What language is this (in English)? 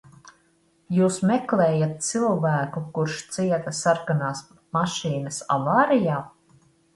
Latvian